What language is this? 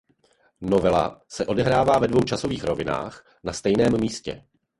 Czech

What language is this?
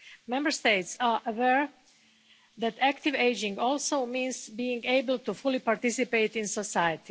English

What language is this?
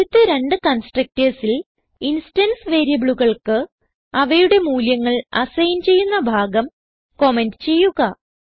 Malayalam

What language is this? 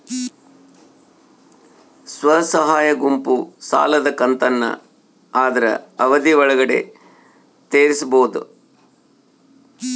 Kannada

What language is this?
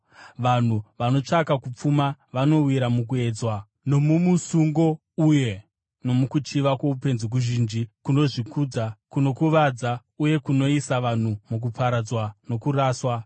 Shona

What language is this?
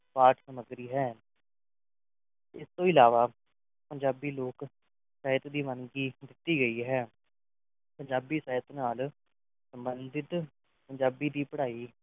Punjabi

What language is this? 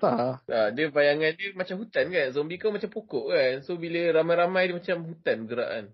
Malay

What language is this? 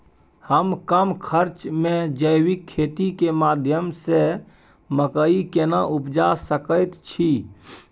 Maithili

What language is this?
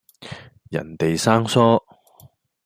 Cantonese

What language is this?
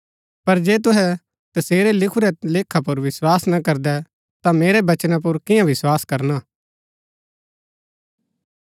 Gaddi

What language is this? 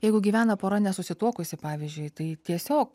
Lithuanian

